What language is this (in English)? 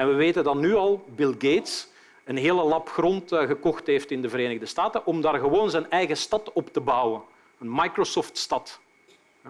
Dutch